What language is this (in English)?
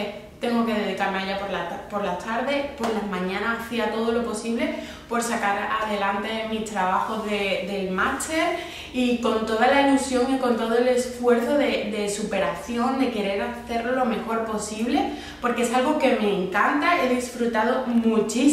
Spanish